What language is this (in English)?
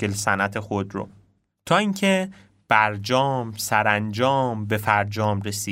Persian